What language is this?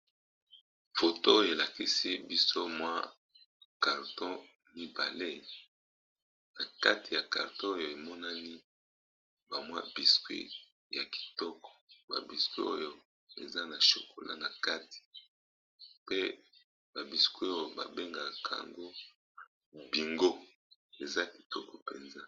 Lingala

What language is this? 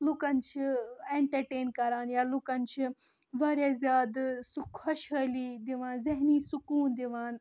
Kashmiri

